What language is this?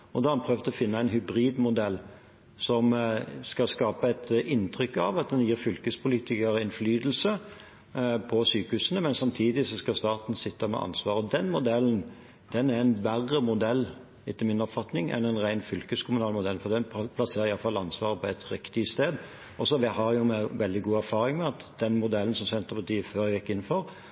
Norwegian Bokmål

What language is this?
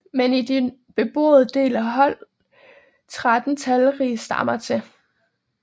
Danish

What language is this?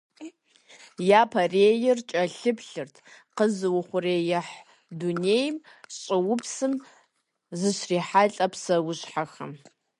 Kabardian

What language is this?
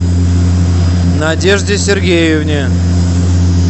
Russian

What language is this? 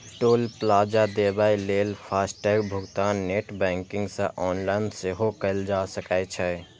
Maithili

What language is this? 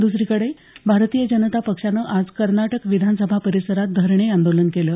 Marathi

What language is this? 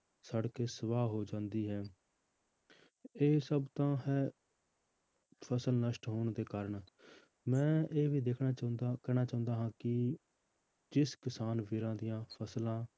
Punjabi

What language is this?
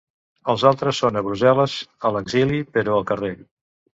Catalan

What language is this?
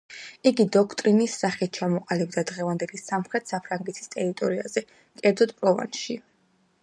Georgian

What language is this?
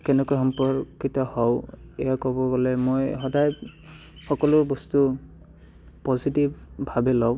Assamese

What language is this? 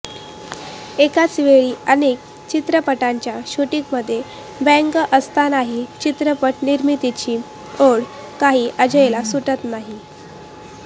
Marathi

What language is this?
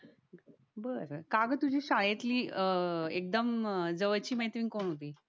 Marathi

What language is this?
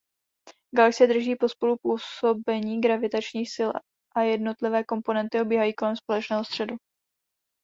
Czech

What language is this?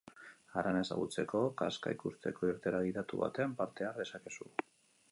Basque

